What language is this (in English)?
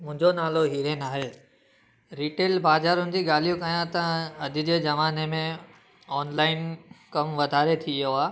Sindhi